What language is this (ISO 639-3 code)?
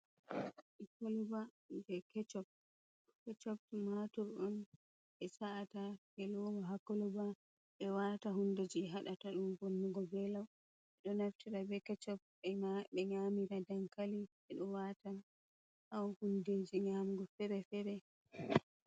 ful